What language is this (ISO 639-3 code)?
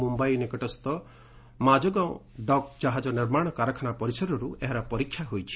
ori